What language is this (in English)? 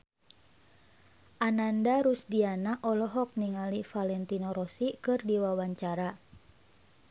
Sundanese